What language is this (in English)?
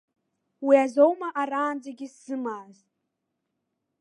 Abkhazian